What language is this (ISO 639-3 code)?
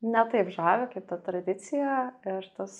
lit